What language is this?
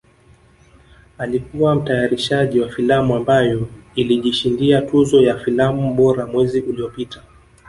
Swahili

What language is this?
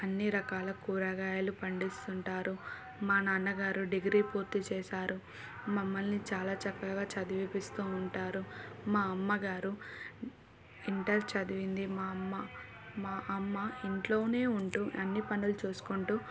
Telugu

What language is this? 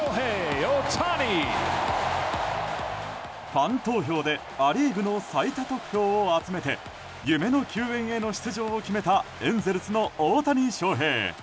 Japanese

